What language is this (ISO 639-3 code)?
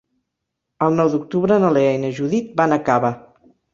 cat